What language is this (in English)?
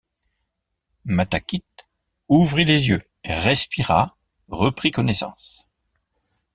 French